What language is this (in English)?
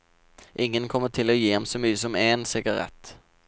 Norwegian